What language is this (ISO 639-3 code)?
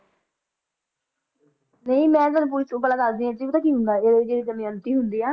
pan